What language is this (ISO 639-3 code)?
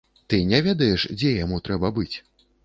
bel